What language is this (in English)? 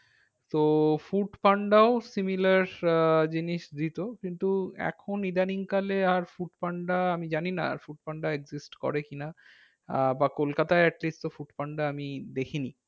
Bangla